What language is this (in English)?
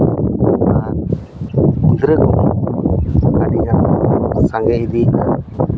Santali